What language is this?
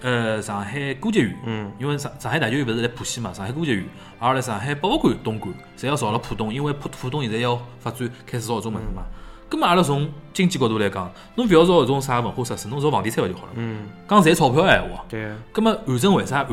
Chinese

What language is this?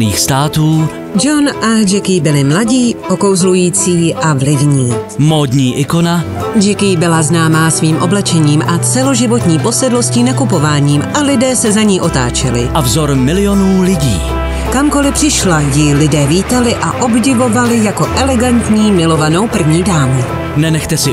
Czech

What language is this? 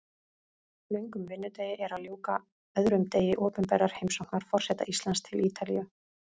Icelandic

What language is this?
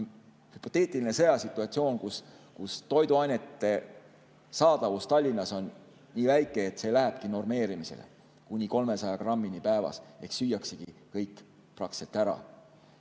Estonian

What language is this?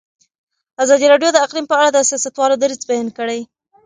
Pashto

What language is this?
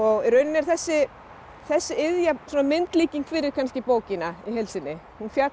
Icelandic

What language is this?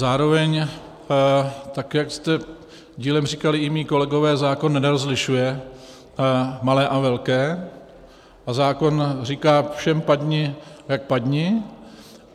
Czech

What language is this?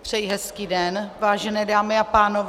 Czech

